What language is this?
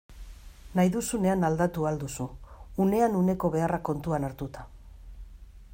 Basque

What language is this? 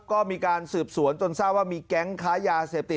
Thai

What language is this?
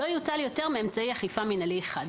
Hebrew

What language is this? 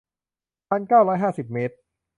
Thai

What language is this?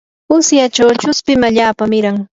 Yanahuanca Pasco Quechua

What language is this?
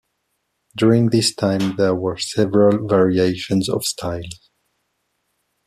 English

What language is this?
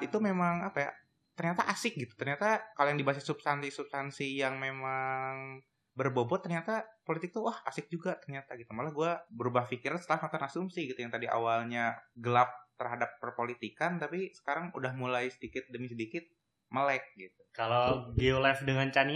Indonesian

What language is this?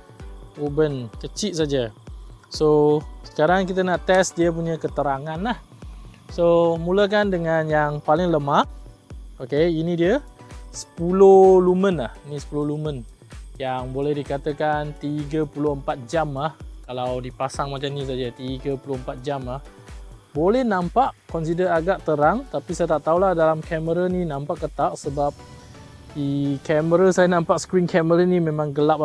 Malay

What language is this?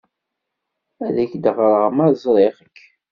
Kabyle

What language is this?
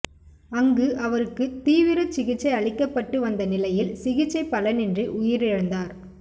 Tamil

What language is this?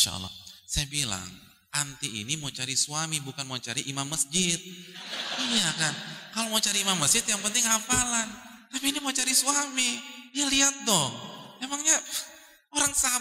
Indonesian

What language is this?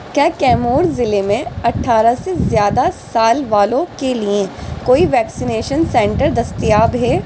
Urdu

